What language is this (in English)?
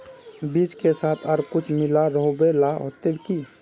Magahi